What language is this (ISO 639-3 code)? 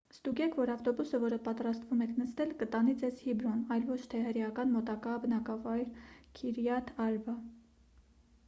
hye